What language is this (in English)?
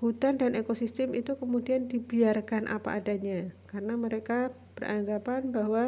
Indonesian